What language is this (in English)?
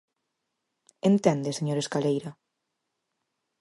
Galician